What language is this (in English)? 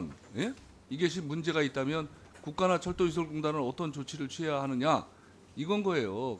Korean